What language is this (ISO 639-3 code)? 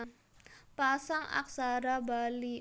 jav